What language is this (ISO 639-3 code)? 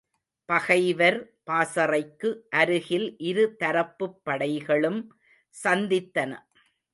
tam